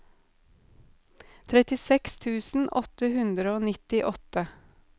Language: Norwegian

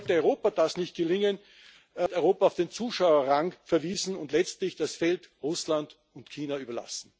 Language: German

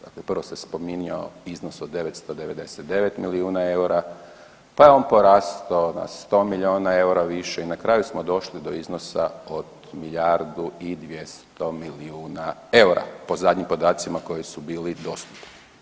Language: Croatian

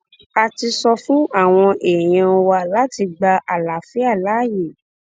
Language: Yoruba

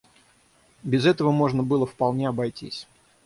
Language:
Russian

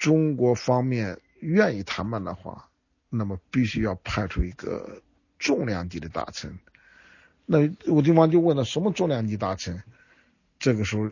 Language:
Chinese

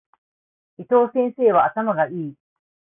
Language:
Japanese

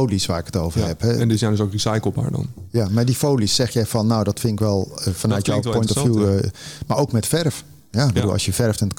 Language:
Dutch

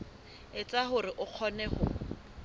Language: Southern Sotho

